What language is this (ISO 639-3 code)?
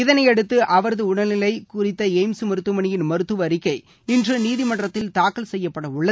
tam